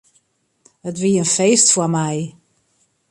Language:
Western Frisian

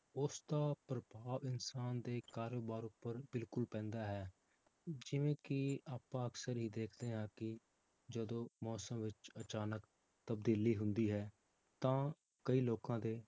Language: Punjabi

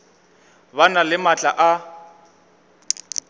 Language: Northern Sotho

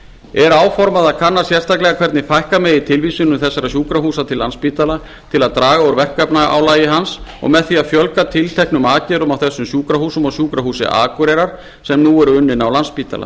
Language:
Icelandic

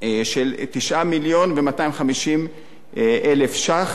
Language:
Hebrew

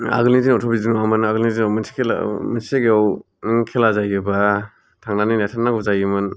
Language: Bodo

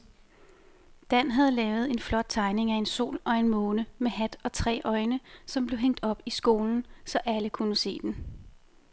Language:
Danish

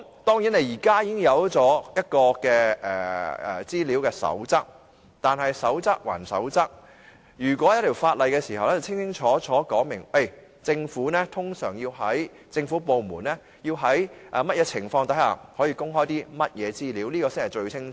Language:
Cantonese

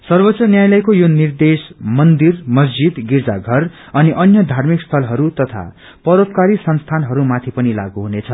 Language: Nepali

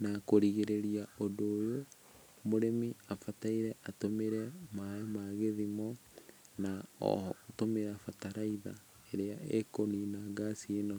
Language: Kikuyu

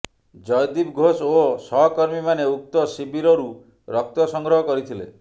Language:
Odia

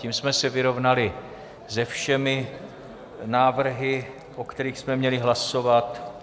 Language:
Czech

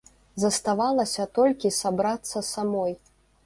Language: Belarusian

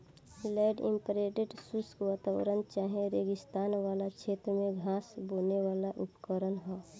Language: Bhojpuri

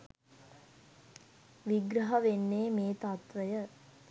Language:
Sinhala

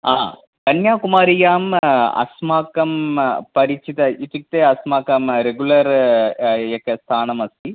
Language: Sanskrit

